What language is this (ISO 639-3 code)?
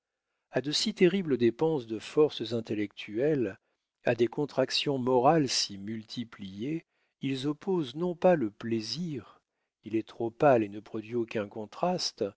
fra